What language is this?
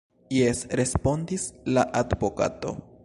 Esperanto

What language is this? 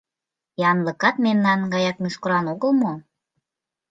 Mari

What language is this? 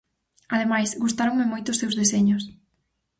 Galician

